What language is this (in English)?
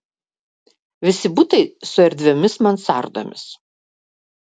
Lithuanian